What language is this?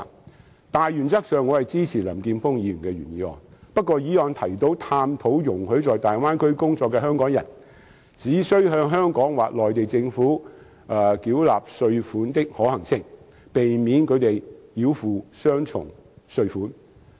Cantonese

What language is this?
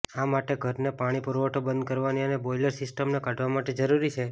Gujarati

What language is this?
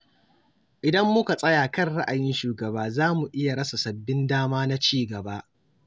Hausa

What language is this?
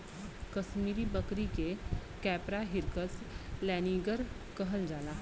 Bhojpuri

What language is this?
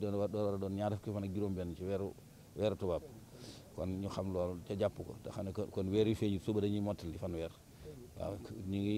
Indonesian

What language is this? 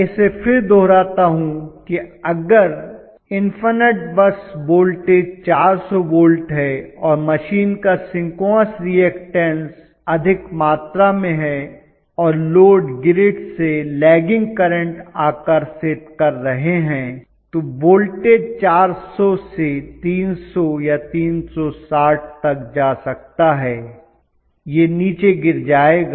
Hindi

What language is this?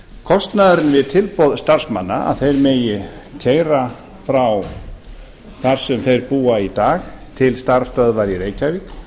Icelandic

